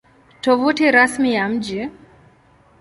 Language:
Swahili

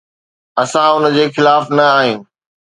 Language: Sindhi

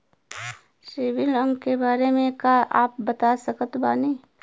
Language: Bhojpuri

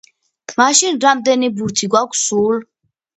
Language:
Georgian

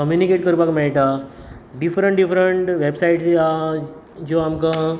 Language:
Konkani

